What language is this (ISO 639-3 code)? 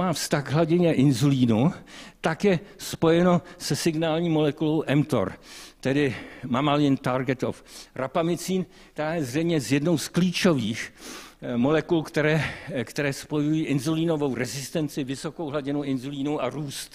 ces